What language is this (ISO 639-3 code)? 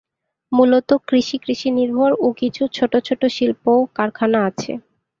ben